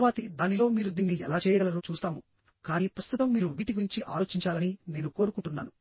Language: Telugu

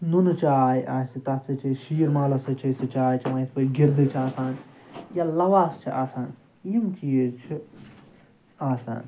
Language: Kashmiri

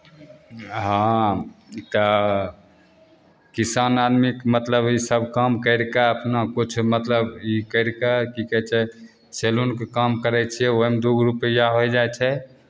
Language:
Maithili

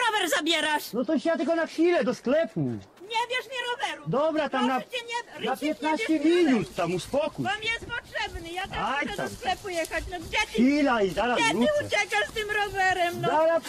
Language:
Polish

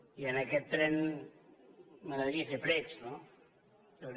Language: Catalan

